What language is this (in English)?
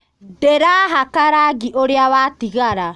Kikuyu